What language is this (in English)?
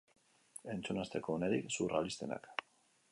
Basque